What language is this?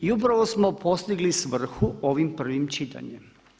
Croatian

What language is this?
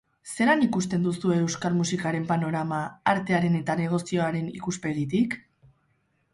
Basque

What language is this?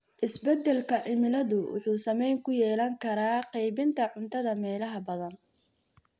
Somali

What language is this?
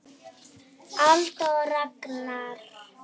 Icelandic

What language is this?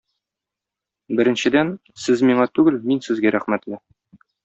Tatar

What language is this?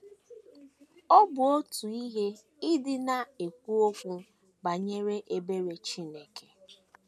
Igbo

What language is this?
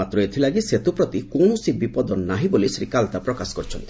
Odia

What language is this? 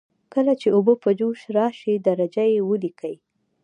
Pashto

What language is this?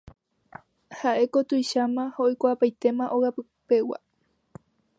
Guarani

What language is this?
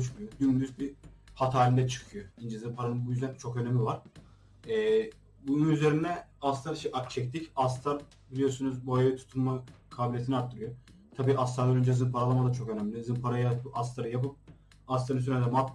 Turkish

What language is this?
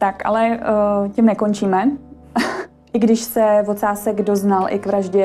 Czech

